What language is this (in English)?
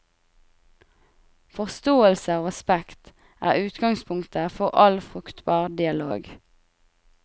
Norwegian